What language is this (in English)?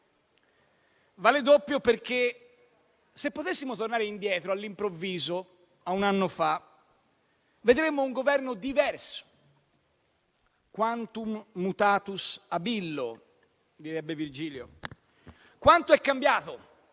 Italian